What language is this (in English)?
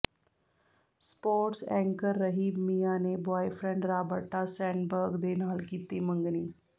Punjabi